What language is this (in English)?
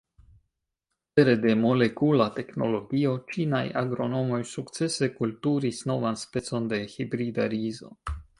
Esperanto